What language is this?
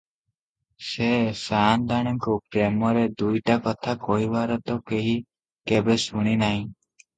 Odia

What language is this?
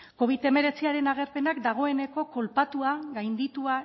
Basque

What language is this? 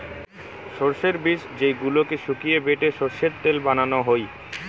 Bangla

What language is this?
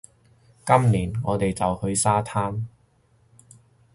Cantonese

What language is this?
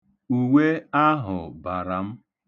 Igbo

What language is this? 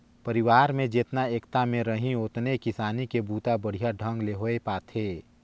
Chhattisgarhi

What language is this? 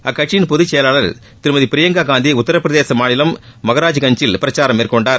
Tamil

